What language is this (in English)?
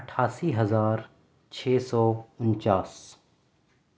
Urdu